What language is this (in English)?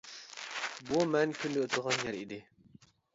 Uyghur